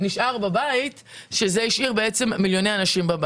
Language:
Hebrew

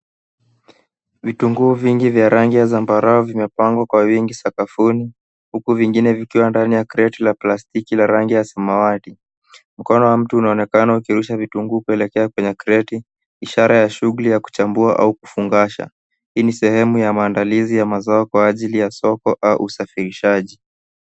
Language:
Swahili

